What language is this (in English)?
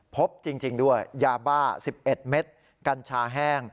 Thai